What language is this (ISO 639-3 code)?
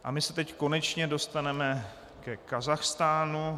ces